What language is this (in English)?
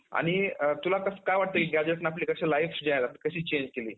Marathi